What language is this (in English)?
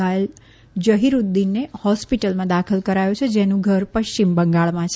Gujarati